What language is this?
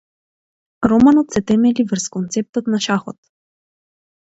Macedonian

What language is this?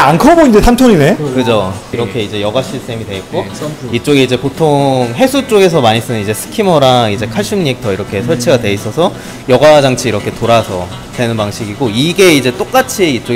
Korean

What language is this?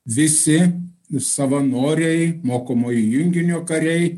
Lithuanian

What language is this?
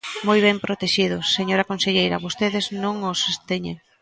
Galician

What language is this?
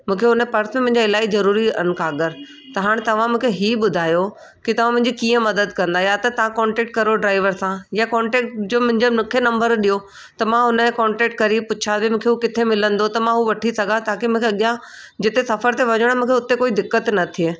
Sindhi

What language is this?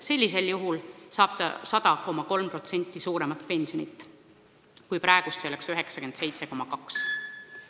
Estonian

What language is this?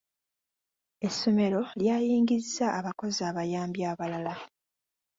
Ganda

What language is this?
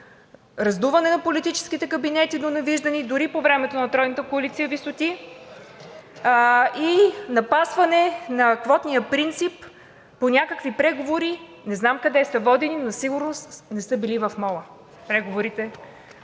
Bulgarian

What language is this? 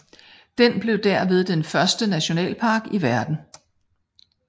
Danish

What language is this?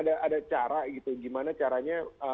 Indonesian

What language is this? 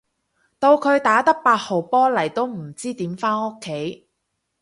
Cantonese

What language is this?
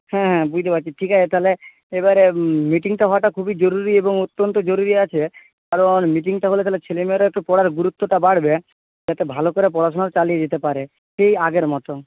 Bangla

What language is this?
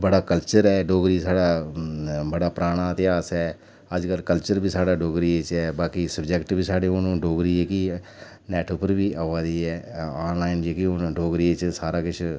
Dogri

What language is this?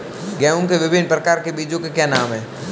Hindi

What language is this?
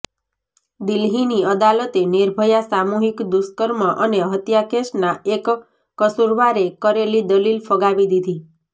Gujarati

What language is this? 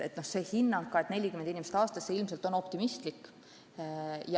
Estonian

